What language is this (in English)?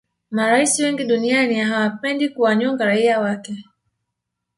Swahili